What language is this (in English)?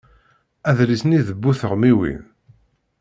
Kabyle